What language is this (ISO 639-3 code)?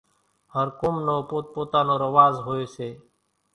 gjk